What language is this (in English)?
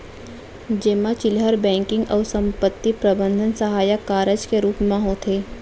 Chhattisgarhi